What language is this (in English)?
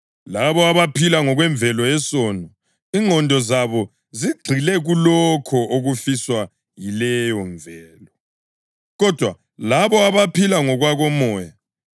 North Ndebele